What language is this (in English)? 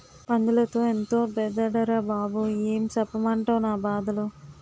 Telugu